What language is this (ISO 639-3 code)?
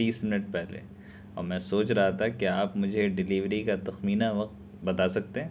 urd